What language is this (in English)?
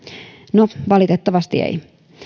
Finnish